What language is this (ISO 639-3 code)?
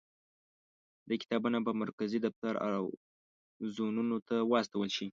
pus